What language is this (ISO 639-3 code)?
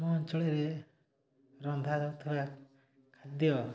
ori